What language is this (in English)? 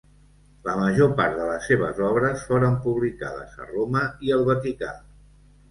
Catalan